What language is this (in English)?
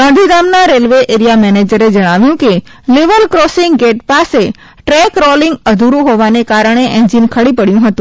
Gujarati